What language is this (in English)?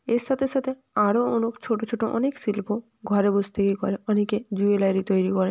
Bangla